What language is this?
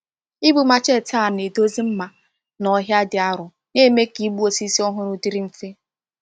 Igbo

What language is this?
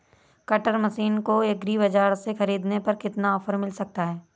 Hindi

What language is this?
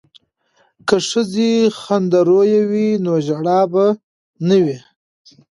Pashto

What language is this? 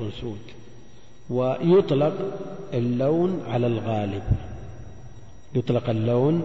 Arabic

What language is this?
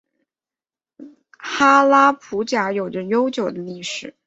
Chinese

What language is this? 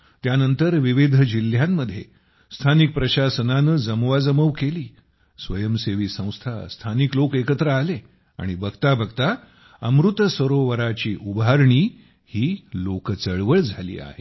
Marathi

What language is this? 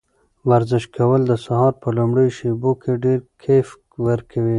Pashto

